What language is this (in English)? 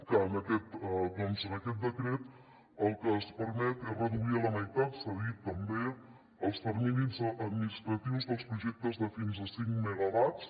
Catalan